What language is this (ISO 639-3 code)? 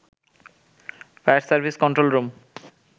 ben